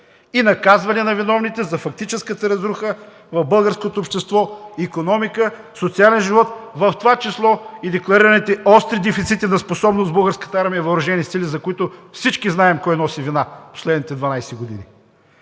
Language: Bulgarian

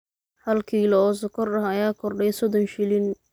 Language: Somali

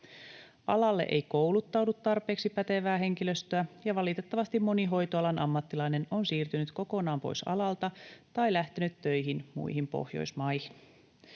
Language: Finnish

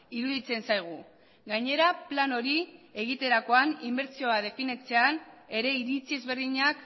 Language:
Basque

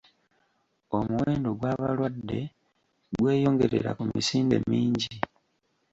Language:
Ganda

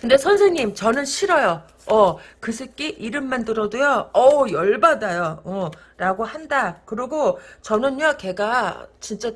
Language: Korean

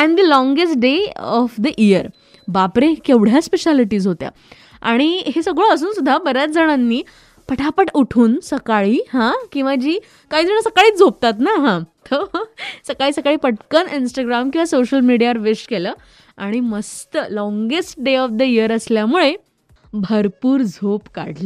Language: Hindi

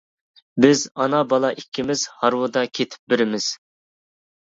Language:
Uyghur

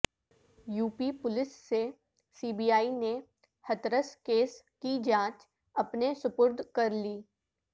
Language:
Urdu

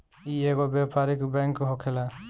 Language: Bhojpuri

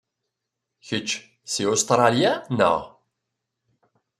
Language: Kabyle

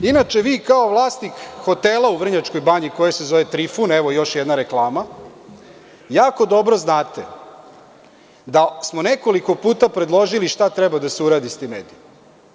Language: Serbian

